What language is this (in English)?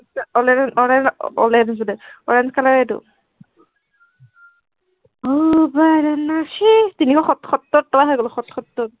Assamese